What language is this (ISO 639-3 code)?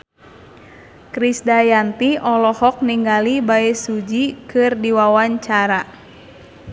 sun